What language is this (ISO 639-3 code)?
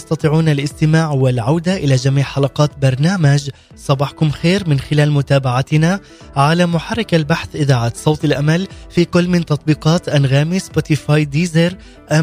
ara